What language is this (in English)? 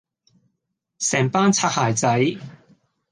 Cantonese